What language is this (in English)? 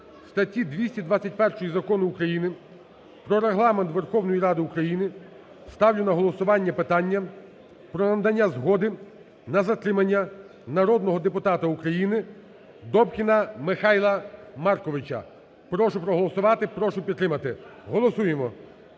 Ukrainian